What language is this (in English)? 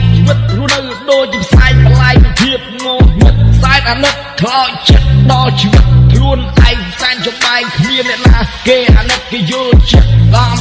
Vietnamese